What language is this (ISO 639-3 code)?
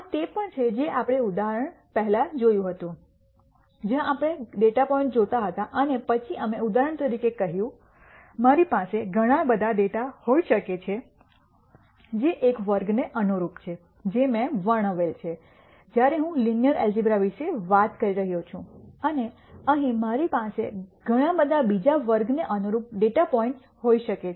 guj